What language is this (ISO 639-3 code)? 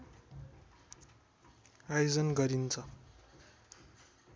nep